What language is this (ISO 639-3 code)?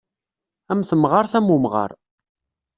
kab